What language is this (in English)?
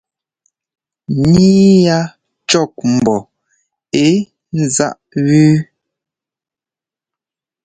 Ngomba